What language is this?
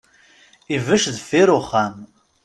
Kabyle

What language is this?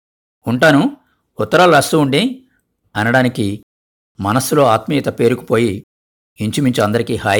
Telugu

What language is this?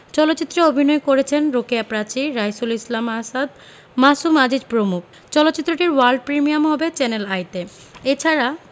Bangla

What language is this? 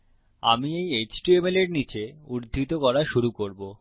Bangla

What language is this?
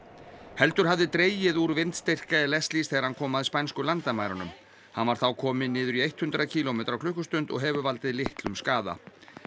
Icelandic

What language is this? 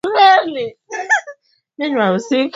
Swahili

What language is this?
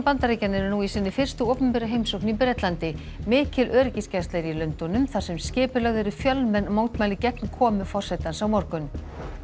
Icelandic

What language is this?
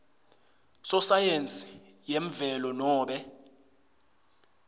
Swati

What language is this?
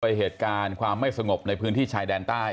Thai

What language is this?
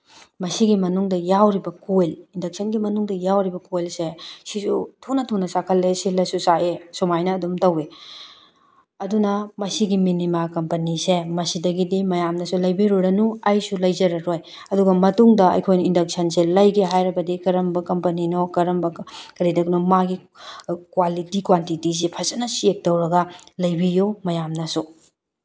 Manipuri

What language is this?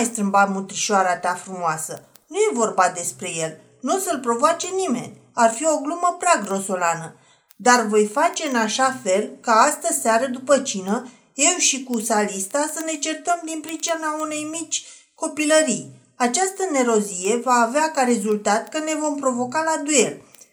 Romanian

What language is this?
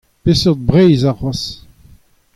Breton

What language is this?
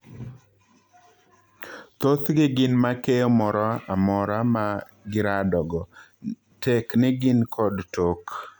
Luo (Kenya and Tanzania)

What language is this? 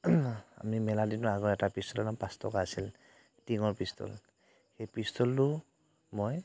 Assamese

